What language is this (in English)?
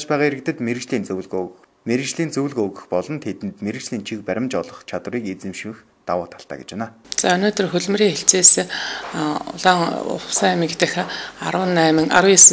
Romanian